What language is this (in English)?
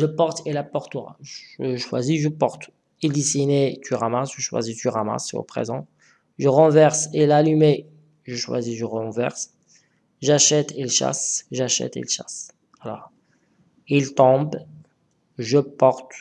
French